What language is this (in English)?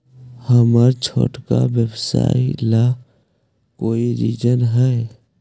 Magahi